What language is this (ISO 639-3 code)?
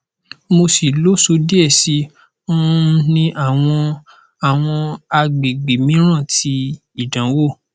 yor